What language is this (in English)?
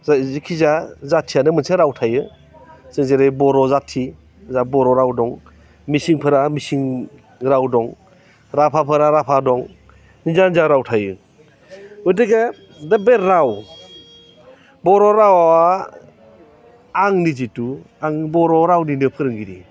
Bodo